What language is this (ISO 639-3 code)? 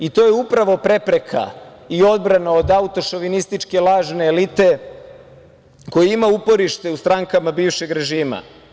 srp